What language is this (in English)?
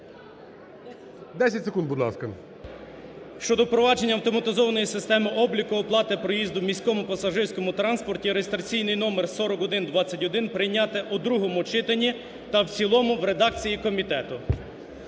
Ukrainian